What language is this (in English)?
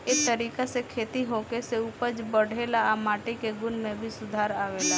Bhojpuri